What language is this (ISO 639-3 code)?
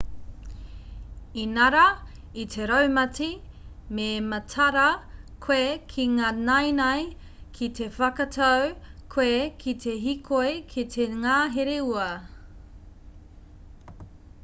mri